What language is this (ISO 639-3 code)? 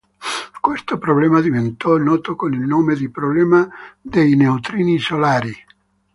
ita